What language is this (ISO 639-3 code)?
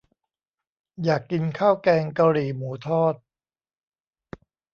tha